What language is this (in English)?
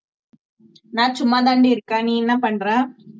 Tamil